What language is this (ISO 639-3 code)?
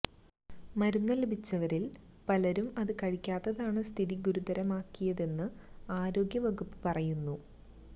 mal